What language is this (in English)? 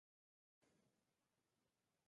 Bangla